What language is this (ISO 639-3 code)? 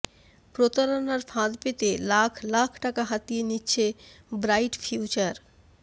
ben